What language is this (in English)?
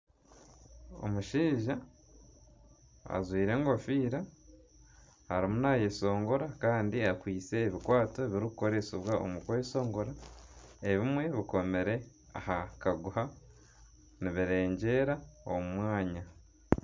Nyankole